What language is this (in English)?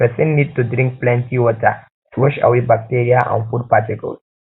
Nigerian Pidgin